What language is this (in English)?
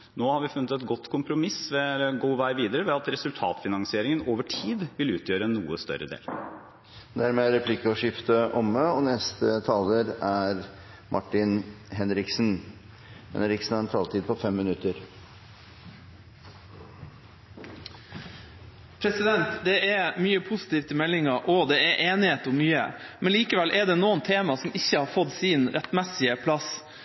Norwegian